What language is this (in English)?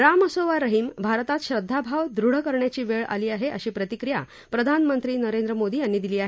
Marathi